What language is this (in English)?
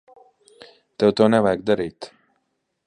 Latvian